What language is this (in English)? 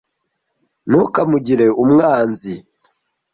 Kinyarwanda